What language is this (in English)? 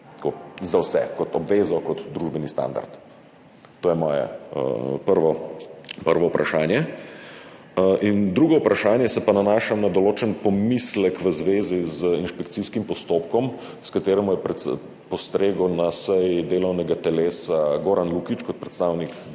Slovenian